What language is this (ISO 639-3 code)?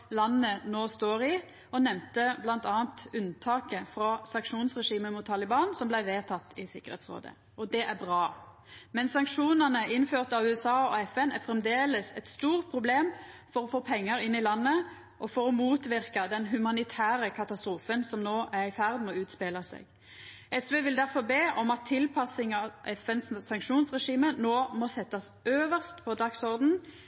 nno